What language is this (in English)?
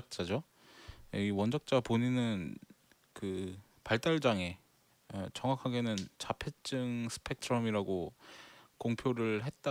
Korean